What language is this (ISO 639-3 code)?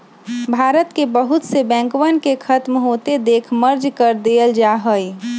mag